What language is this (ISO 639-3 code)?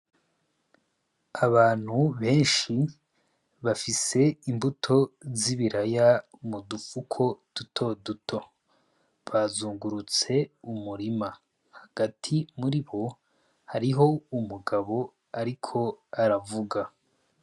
run